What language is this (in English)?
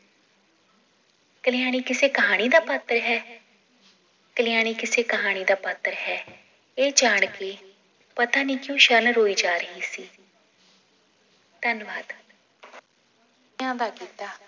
Punjabi